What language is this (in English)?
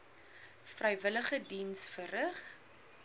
Afrikaans